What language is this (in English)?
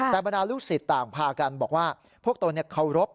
Thai